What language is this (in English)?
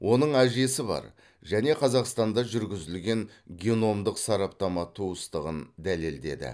Kazakh